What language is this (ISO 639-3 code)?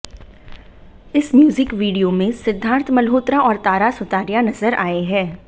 hin